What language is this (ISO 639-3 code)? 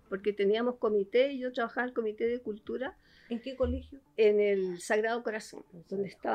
spa